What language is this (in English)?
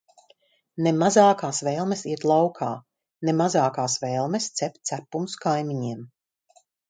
Latvian